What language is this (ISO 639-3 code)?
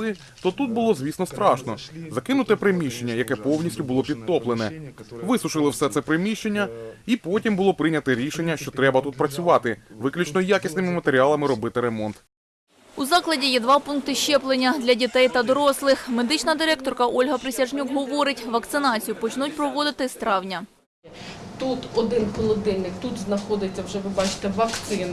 ukr